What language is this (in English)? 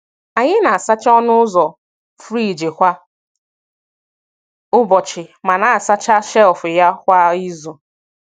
Igbo